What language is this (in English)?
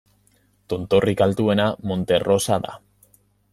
Basque